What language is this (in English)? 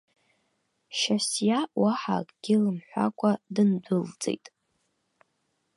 Abkhazian